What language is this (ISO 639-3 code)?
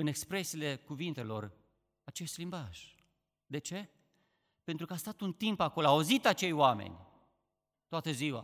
ron